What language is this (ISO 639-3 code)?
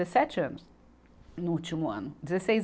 por